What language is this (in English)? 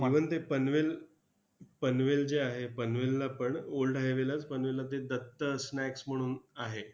Marathi